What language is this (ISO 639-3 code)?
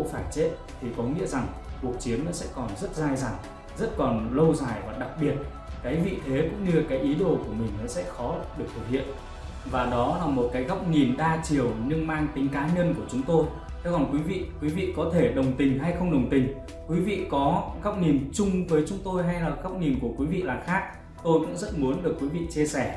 vie